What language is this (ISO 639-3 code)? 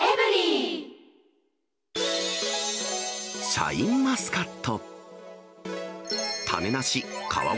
jpn